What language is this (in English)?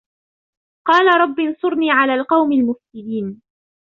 Arabic